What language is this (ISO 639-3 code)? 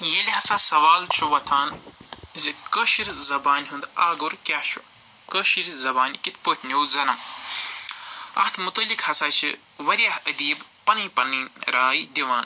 kas